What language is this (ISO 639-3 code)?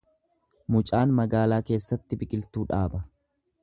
orm